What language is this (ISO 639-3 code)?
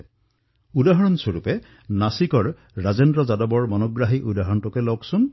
asm